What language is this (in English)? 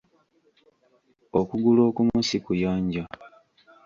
Ganda